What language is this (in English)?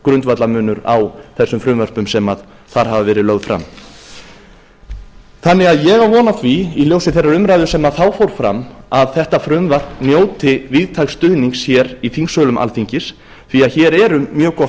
Icelandic